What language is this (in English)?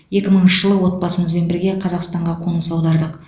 Kazakh